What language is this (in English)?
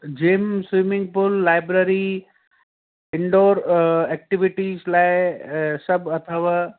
Sindhi